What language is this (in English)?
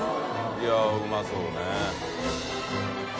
Japanese